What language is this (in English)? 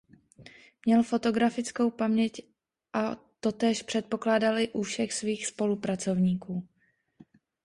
Czech